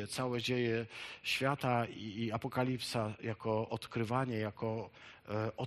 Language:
Polish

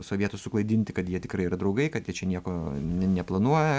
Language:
Lithuanian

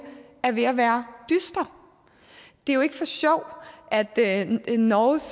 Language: Danish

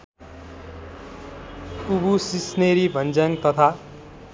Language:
Nepali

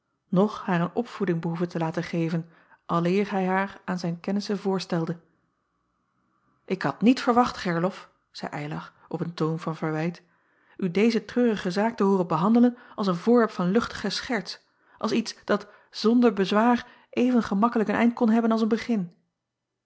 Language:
Dutch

